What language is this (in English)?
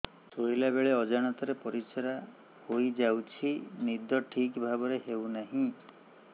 Odia